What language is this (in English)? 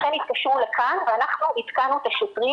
Hebrew